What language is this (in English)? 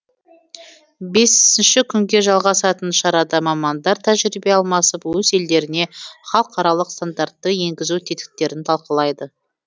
Kazakh